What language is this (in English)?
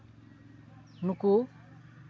Santali